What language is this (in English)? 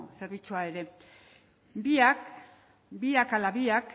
Basque